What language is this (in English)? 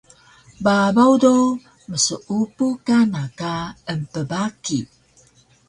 Taroko